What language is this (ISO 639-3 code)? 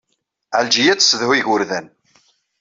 kab